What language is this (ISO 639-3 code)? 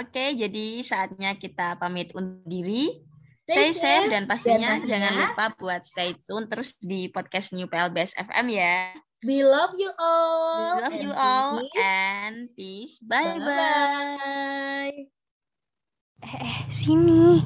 ind